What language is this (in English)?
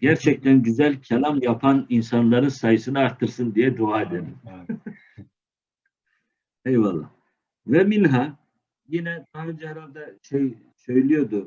Turkish